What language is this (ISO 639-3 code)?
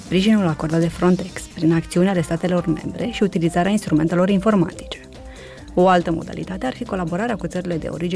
ron